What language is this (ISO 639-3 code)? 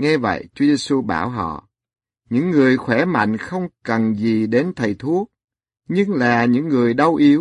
vie